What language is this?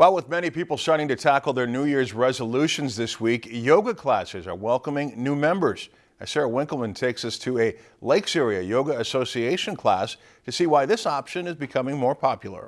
English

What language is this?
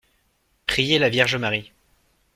French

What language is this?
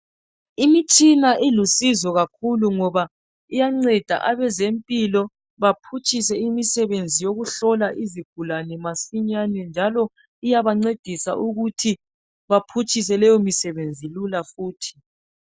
North Ndebele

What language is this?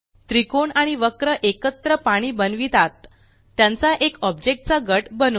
Marathi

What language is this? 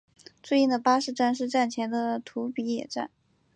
Chinese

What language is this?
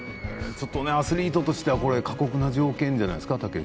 Japanese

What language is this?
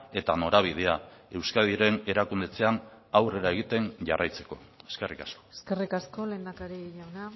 Basque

